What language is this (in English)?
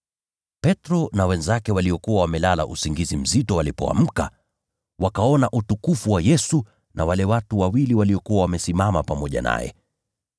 Swahili